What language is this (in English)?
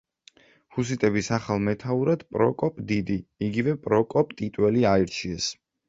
Georgian